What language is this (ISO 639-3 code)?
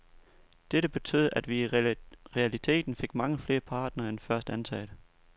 dan